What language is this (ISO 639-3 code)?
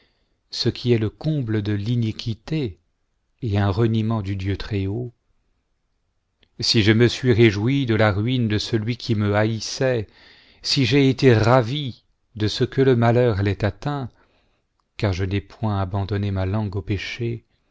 fra